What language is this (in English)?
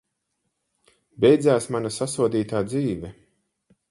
Latvian